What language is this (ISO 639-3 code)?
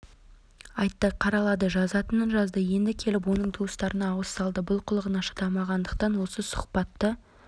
kaz